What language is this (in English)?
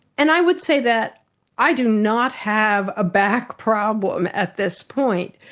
English